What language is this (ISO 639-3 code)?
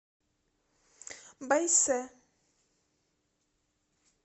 rus